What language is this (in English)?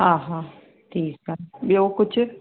Sindhi